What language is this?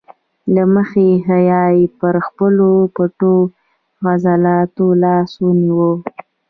Pashto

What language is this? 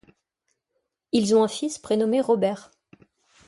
French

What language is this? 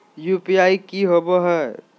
Magahi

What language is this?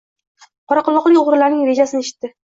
Uzbek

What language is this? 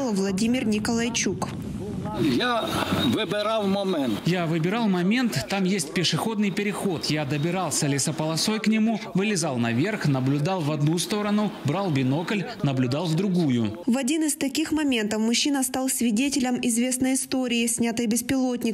Russian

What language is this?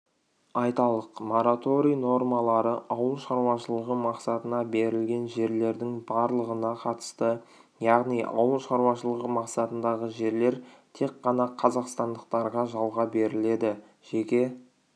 Kazakh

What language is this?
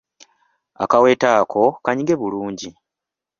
Ganda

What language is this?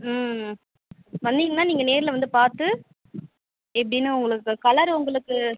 Tamil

